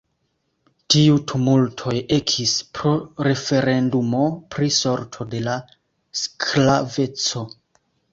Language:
Esperanto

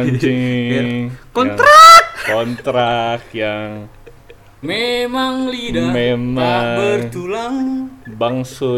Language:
Indonesian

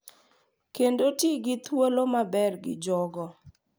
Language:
Luo (Kenya and Tanzania)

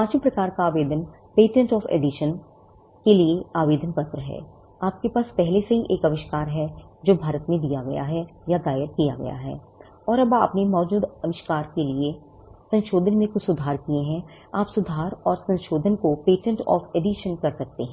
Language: Hindi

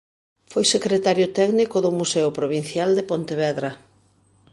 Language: Galician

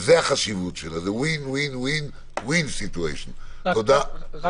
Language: Hebrew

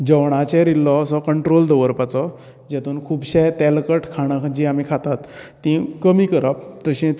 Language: Konkani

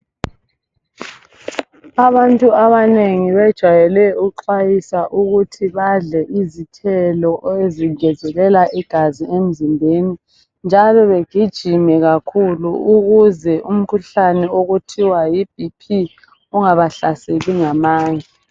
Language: North Ndebele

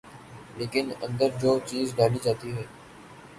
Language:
Urdu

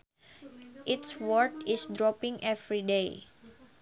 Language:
Sundanese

